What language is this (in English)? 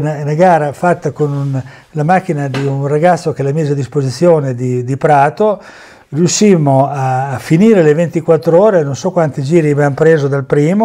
Italian